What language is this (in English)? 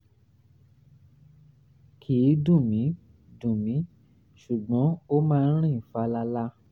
Yoruba